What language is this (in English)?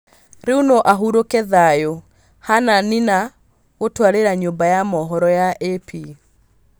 Kikuyu